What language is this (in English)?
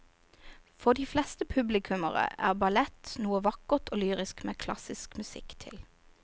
Norwegian